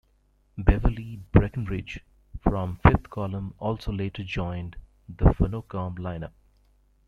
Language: English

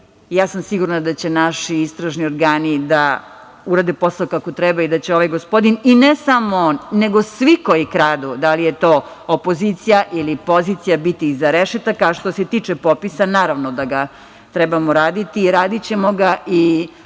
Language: Serbian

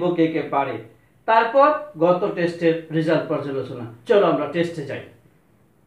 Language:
Hindi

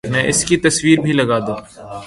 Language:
Urdu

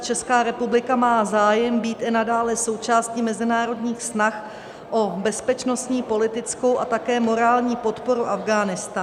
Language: Czech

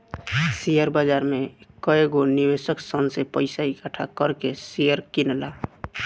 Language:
Bhojpuri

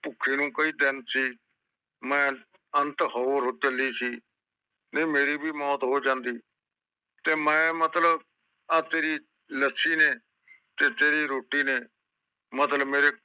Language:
Punjabi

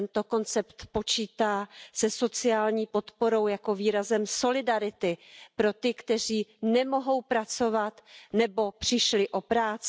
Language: Czech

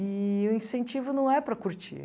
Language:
Portuguese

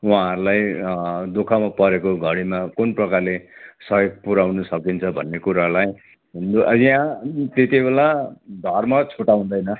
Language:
Nepali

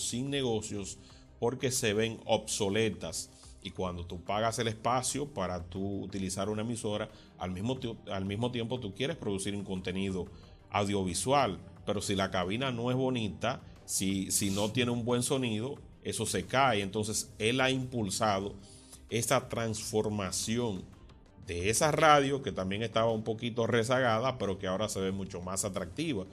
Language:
Spanish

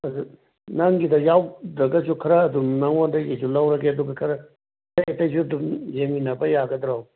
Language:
Manipuri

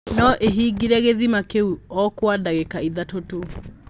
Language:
Kikuyu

